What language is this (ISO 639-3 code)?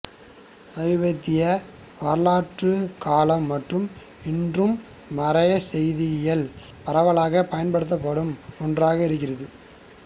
tam